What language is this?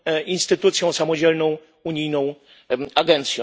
Polish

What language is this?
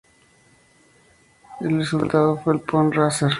Spanish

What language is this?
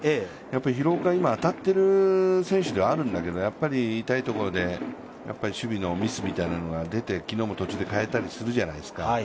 Japanese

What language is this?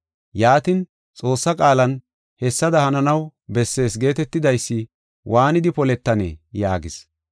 Gofa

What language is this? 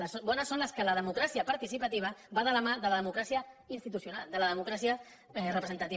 Catalan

